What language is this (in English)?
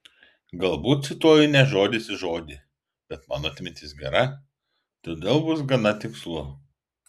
Lithuanian